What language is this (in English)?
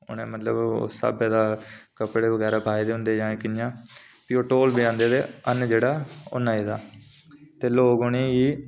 Dogri